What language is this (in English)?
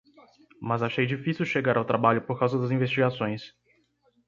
Portuguese